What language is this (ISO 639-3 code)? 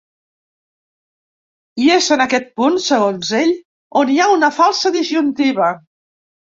cat